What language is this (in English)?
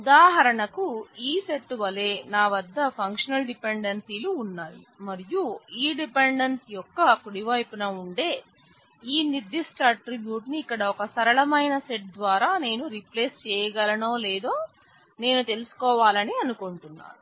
Telugu